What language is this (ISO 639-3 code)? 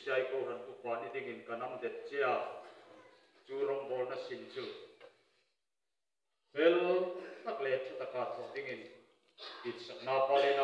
ron